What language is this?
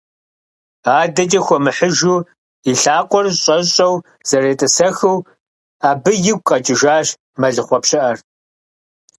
Kabardian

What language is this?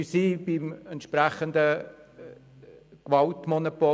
Swiss German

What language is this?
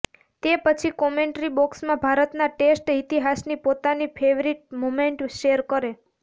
Gujarati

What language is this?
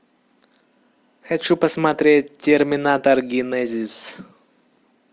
Russian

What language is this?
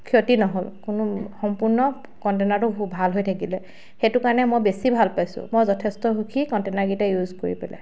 Assamese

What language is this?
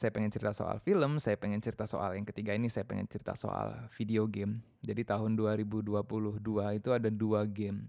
Indonesian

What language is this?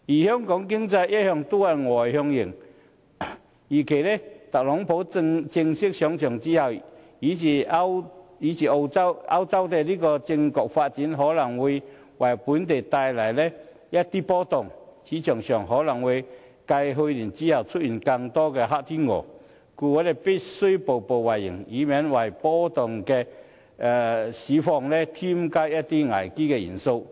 Cantonese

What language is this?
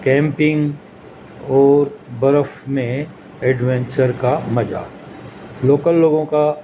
Urdu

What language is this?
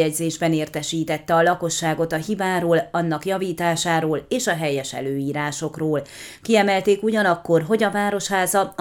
Hungarian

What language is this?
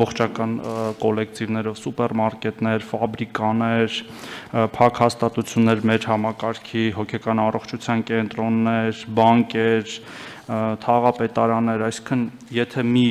Turkish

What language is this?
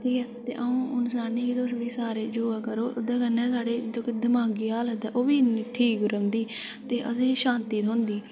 Dogri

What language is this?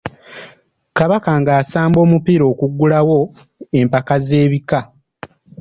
Ganda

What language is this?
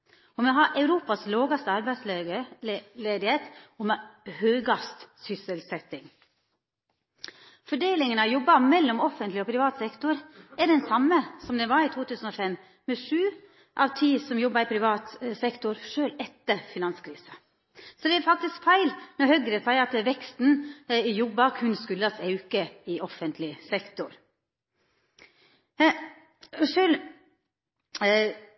Norwegian Nynorsk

